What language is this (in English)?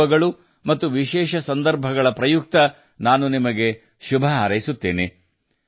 Kannada